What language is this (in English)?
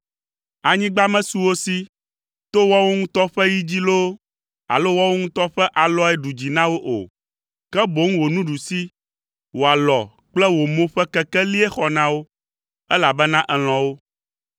Ewe